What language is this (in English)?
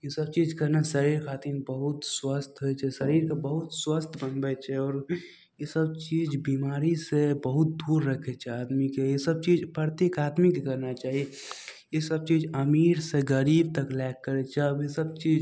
Maithili